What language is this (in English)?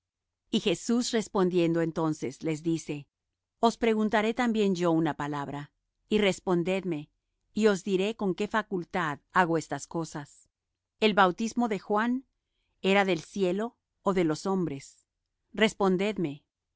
Spanish